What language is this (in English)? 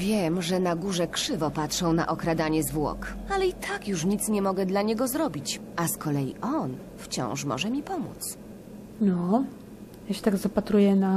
Polish